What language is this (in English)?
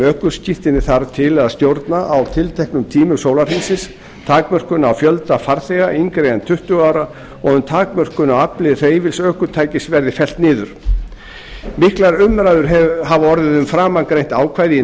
Icelandic